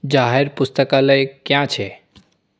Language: Gujarati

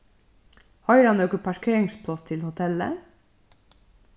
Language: Faroese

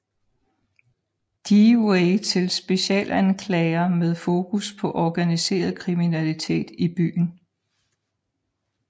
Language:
Danish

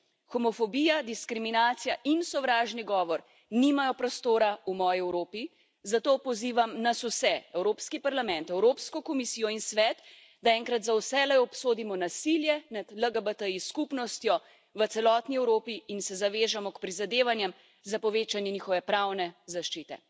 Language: Slovenian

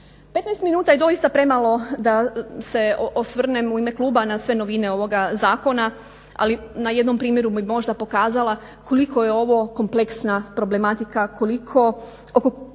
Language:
Croatian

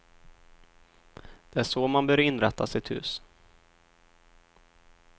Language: Swedish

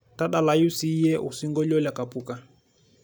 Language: Masai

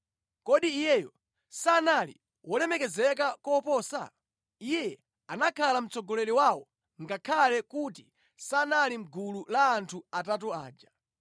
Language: Nyanja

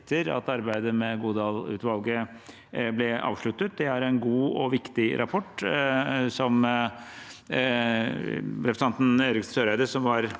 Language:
Norwegian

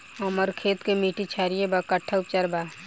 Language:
Bhojpuri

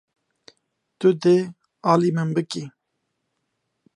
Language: Kurdish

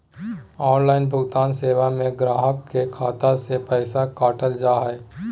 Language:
Magahi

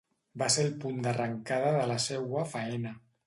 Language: Catalan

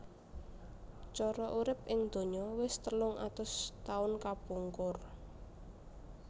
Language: Javanese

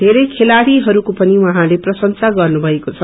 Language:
Nepali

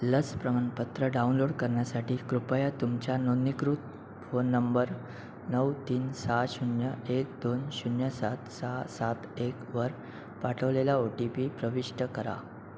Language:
Marathi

